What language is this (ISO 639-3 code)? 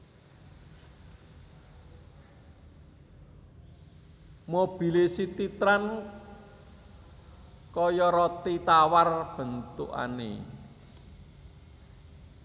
jav